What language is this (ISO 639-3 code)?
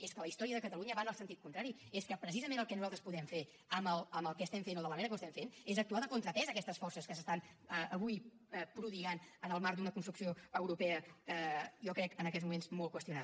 cat